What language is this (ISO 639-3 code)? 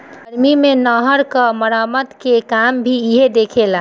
bho